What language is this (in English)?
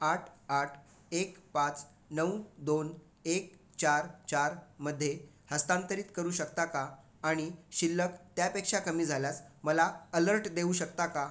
Marathi